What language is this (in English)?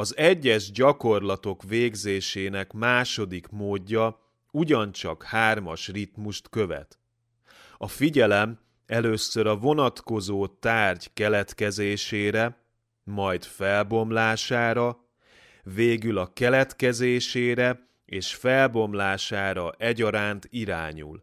Hungarian